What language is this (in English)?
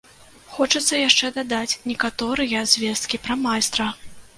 Belarusian